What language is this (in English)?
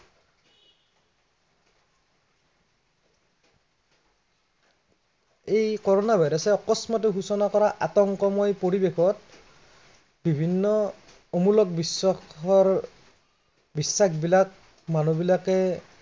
Assamese